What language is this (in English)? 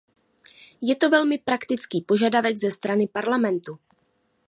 Czech